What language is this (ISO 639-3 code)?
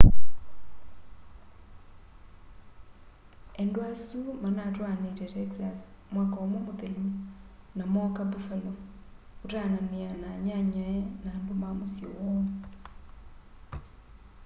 kam